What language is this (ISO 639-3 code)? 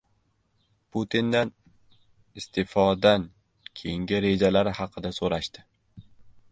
uzb